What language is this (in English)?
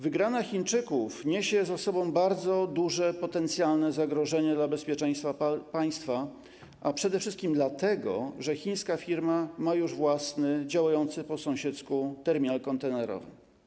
Polish